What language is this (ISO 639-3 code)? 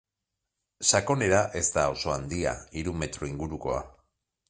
eus